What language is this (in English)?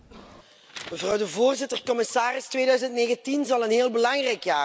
Dutch